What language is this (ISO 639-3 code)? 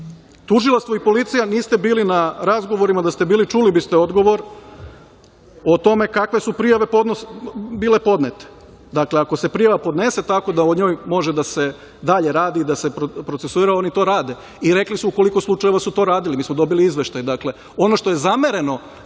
srp